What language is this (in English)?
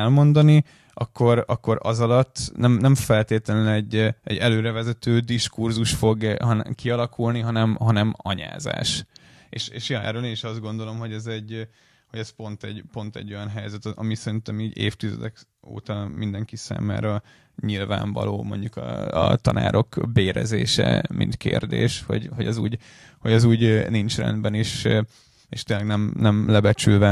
Hungarian